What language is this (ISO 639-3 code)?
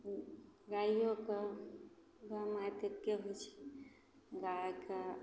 mai